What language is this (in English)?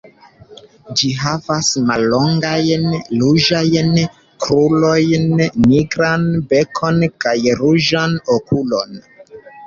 Esperanto